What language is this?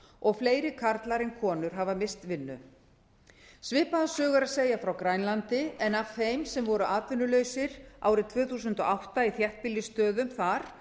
Icelandic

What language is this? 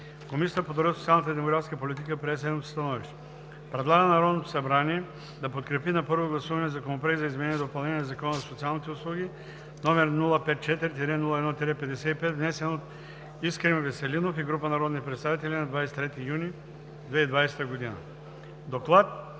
Bulgarian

